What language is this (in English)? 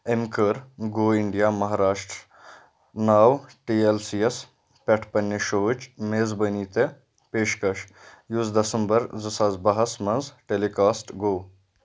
Kashmiri